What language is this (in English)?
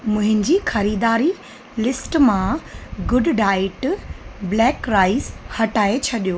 Sindhi